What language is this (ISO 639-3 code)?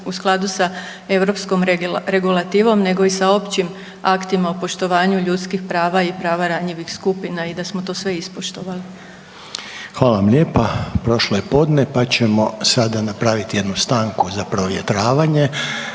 hrv